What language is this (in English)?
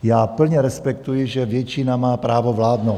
Czech